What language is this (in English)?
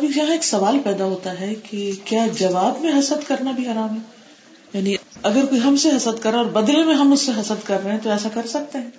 Urdu